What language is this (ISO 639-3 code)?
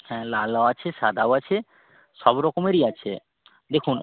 ben